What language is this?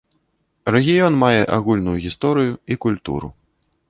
Belarusian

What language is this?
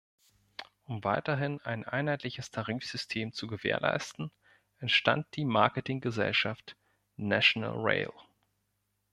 German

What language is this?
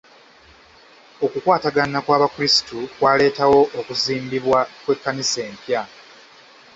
Ganda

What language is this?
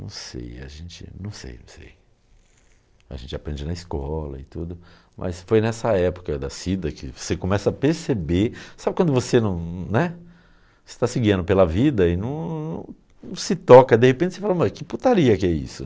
Portuguese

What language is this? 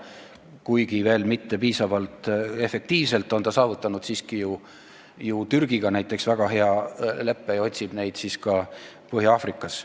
Estonian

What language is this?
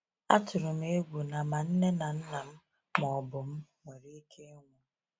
Igbo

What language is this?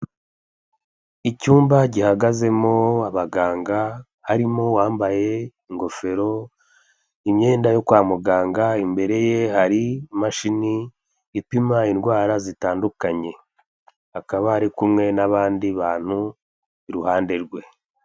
Kinyarwanda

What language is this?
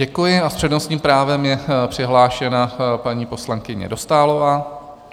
Czech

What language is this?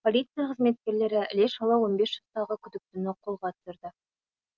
Kazakh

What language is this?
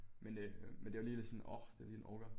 Danish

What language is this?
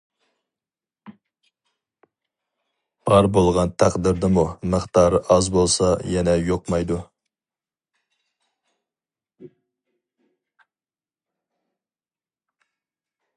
Uyghur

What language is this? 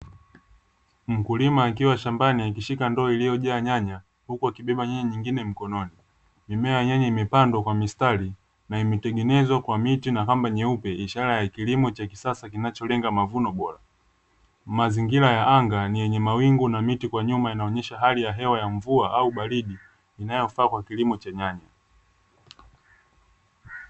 Swahili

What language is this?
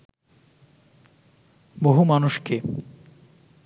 Bangla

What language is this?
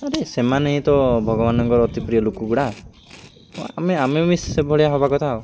Odia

